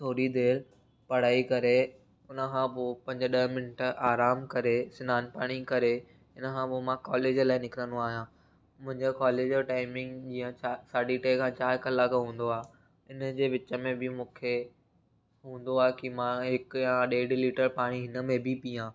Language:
Sindhi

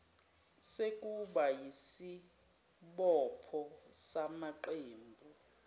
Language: Zulu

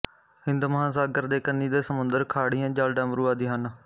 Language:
Punjabi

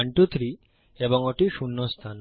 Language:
Bangla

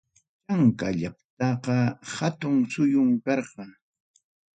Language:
Ayacucho Quechua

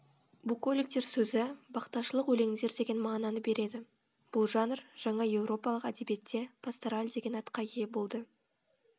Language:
Kazakh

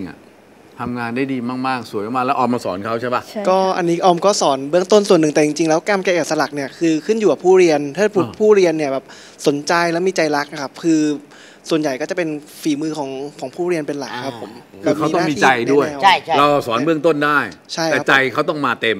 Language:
Thai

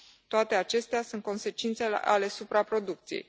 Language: Romanian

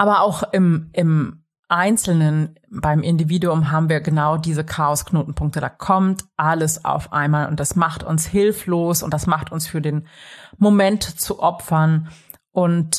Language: German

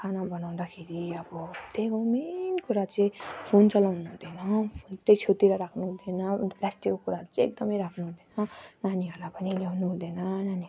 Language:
Nepali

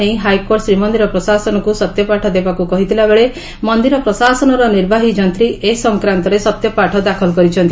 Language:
Odia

